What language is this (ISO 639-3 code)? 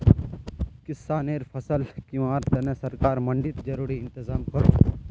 mag